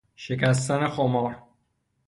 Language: Persian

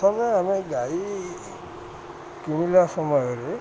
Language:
Odia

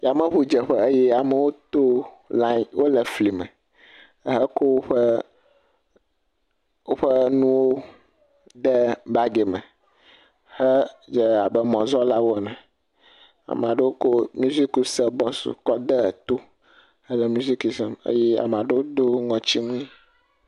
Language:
Ewe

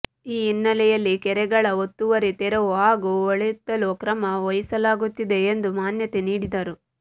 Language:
Kannada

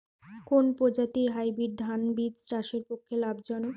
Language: Bangla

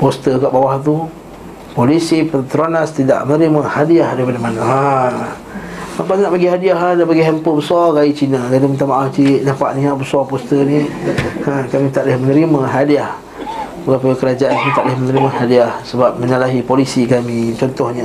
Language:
Malay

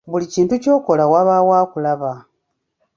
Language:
Ganda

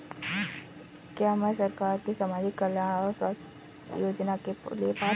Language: Hindi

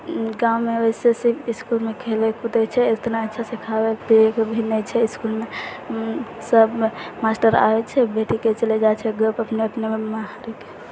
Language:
Maithili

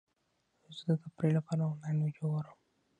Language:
Pashto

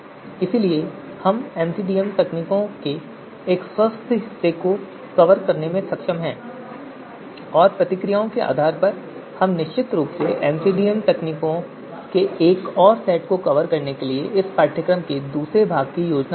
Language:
Hindi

